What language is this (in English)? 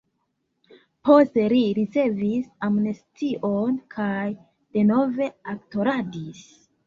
Esperanto